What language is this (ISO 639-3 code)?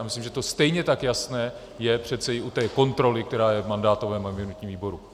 ces